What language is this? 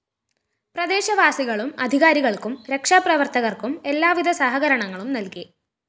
Malayalam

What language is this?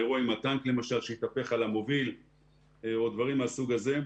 Hebrew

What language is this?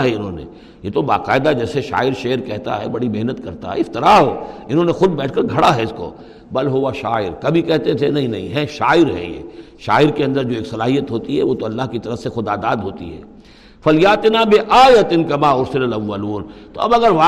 Urdu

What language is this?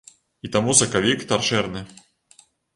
Belarusian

